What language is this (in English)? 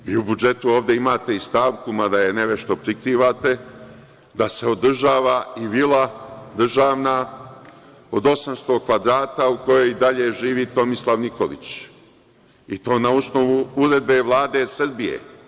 Serbian